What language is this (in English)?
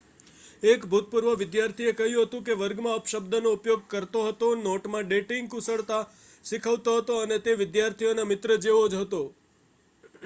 Gujarati